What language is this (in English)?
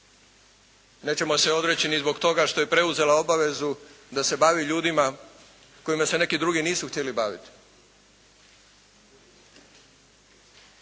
Croatian